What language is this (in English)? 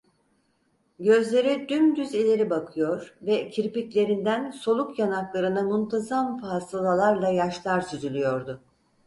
Turkish